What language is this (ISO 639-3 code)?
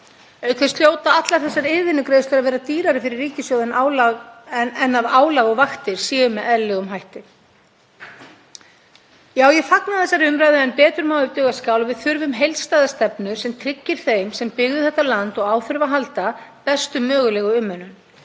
isl